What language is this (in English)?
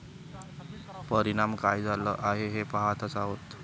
Marathi